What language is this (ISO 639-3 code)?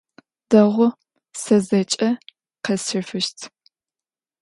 ady